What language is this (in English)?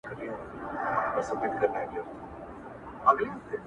Pashto